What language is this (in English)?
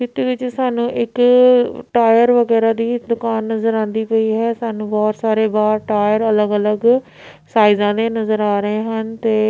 Punjabi